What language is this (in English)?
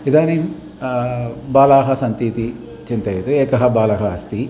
Sanskrit